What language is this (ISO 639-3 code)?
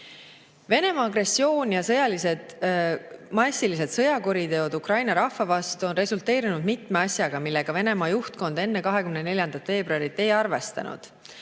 est